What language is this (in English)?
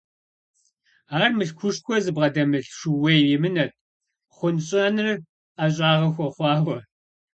Kabardian